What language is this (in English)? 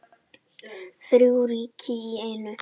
Icelandic